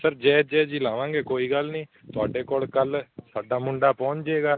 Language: Punjabi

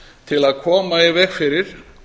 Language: Icelandic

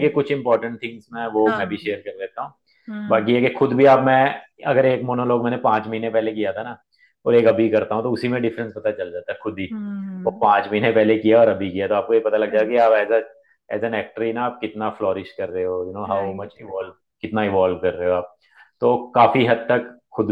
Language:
Hindi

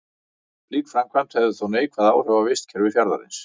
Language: Icelandic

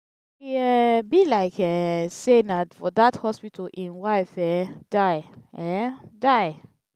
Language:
Nigerian Pidgin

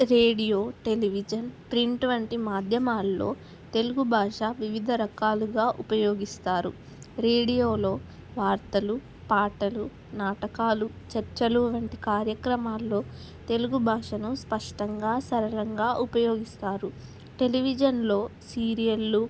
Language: Telugu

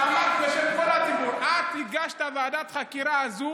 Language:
Hebrew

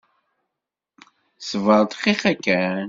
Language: Kabyle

